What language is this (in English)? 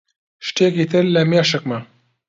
Central Kurdish